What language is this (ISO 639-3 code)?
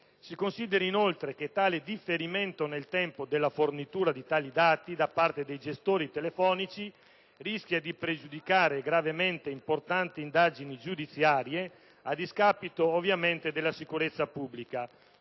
ita